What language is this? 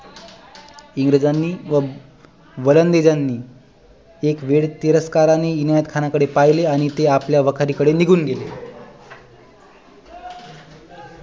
Marathi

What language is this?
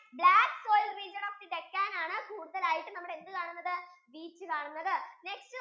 Malayalam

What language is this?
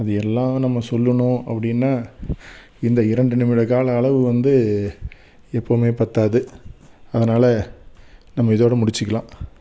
Tamil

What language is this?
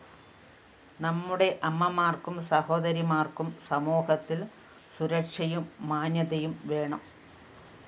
Malayalam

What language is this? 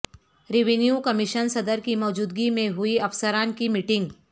Urdu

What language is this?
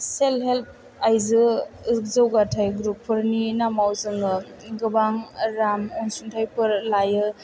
Bodo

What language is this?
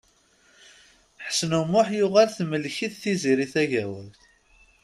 Kabyle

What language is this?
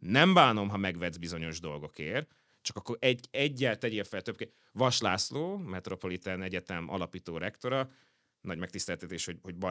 Hungarian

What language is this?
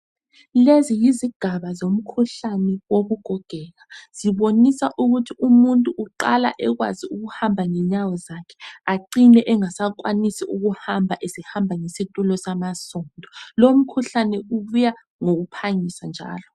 North Ndebele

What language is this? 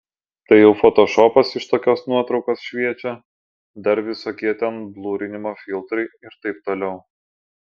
Lithuanian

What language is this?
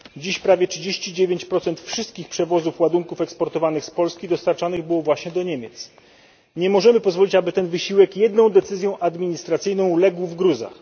Polish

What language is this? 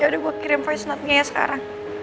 Indonesian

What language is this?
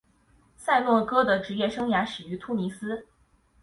Chinese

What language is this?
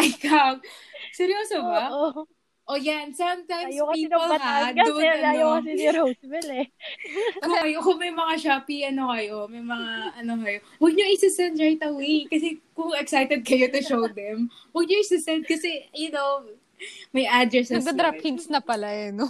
Filipino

